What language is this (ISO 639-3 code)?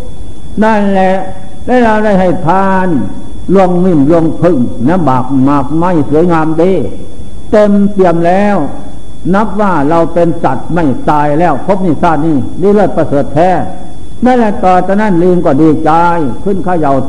tha